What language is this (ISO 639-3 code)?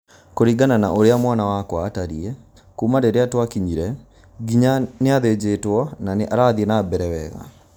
kik